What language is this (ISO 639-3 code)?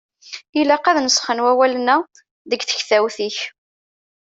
kab